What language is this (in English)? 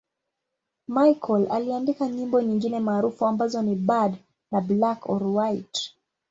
Swahili